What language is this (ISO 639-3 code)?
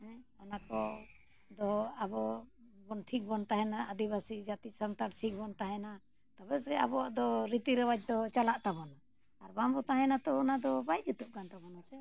sat